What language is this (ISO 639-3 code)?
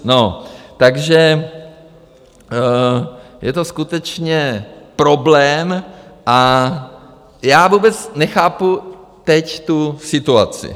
ces